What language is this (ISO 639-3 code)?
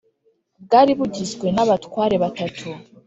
kin